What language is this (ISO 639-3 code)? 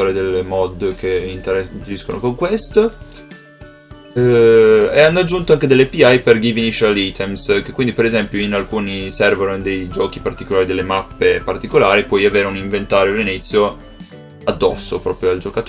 ita